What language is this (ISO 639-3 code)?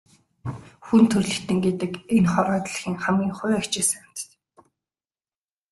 mon